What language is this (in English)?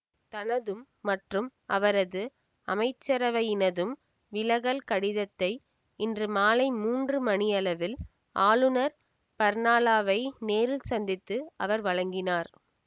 Tamil